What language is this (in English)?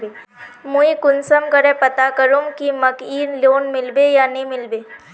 Magahi